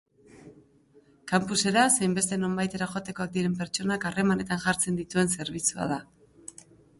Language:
Basque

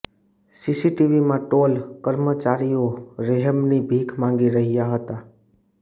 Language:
Gujarati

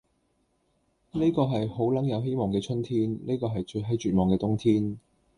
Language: Cantonese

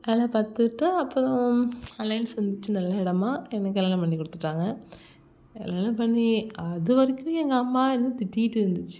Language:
Tamil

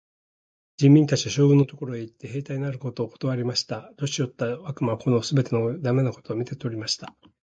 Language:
Japanese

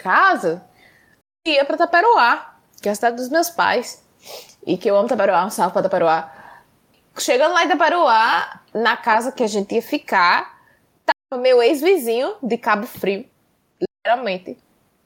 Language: Portuguese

